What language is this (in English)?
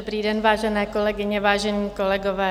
Czech